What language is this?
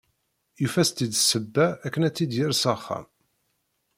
Kabyle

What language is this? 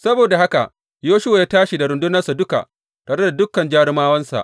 Hausa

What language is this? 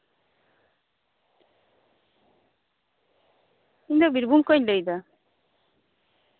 Santali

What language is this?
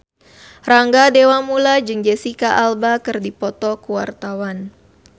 Sundanese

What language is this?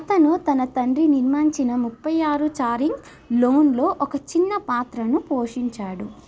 Telugu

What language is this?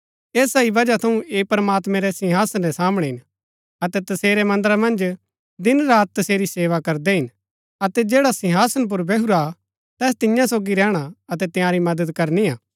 Gaddi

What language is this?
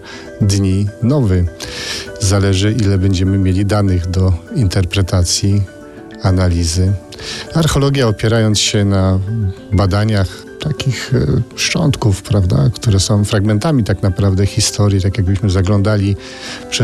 Polish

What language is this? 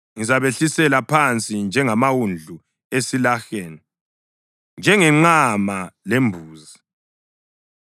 North Ndebele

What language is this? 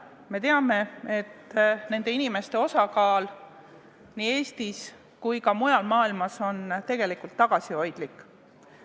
Estonian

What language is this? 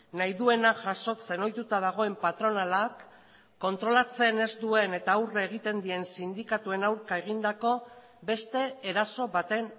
Basque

